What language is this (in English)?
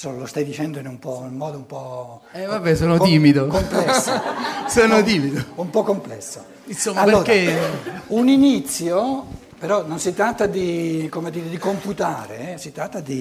Italian